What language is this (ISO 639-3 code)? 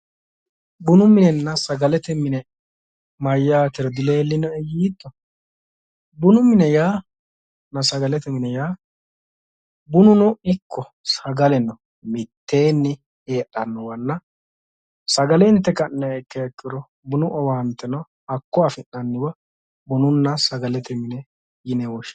sid